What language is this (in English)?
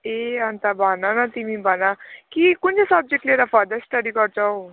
Nepali